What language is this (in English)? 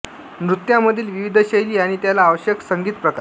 Marathi